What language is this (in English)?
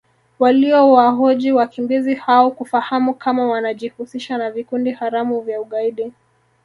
Swahili